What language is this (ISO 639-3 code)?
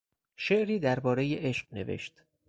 fas